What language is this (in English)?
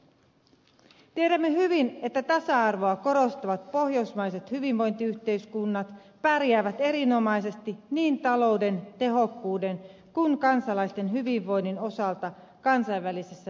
Finnish